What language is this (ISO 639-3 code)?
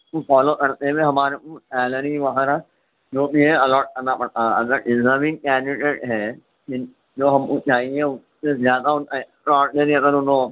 urd